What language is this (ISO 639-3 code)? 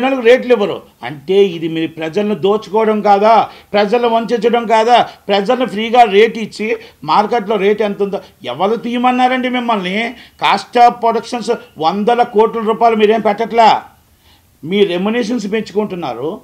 tel